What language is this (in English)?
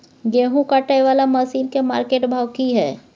Maithili